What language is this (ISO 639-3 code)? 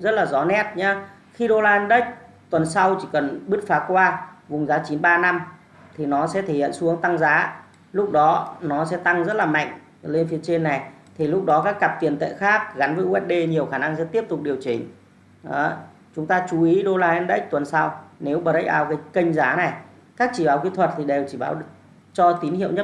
vie